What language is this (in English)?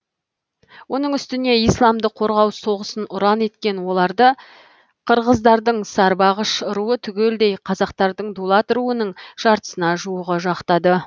Kazakh